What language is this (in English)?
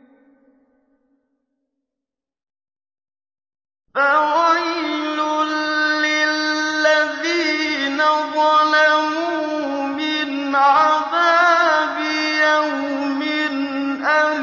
Arabic